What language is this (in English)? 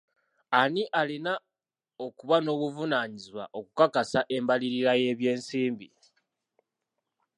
Ganda